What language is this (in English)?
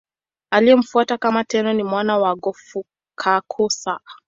Swahili